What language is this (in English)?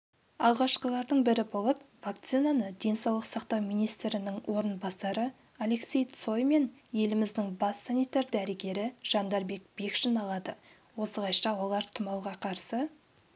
Kazakh